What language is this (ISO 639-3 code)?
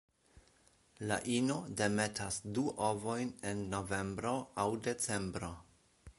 epo